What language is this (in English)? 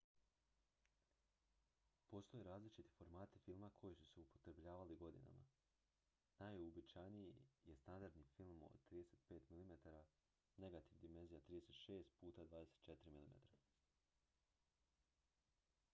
Croatian